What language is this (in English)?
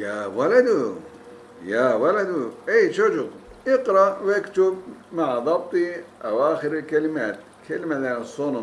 Turkish